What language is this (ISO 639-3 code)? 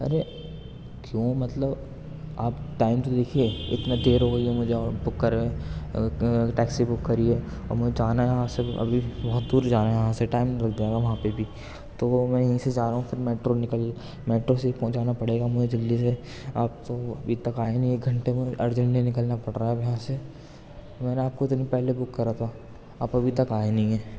urd